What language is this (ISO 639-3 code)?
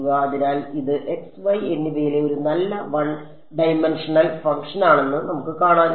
mal